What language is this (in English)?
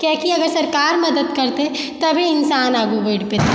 Maithili